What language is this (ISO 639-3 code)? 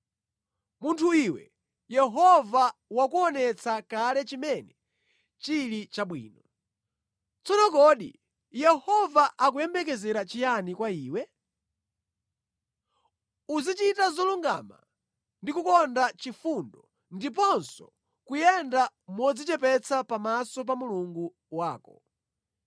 nya